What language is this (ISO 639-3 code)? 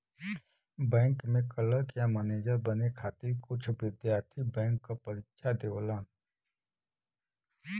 bho